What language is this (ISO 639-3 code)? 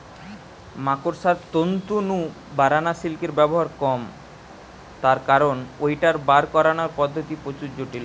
ben